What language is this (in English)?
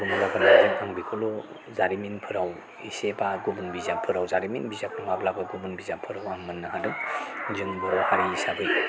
Bodo